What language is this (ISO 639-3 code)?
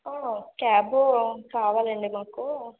tel